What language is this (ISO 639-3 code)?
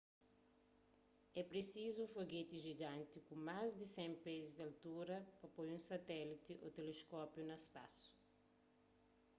kea